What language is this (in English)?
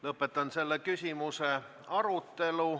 Estonian